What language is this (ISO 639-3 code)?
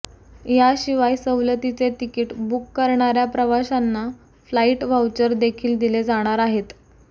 mar